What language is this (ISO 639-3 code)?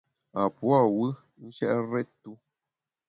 bax